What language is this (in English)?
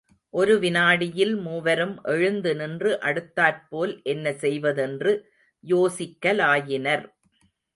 Tamil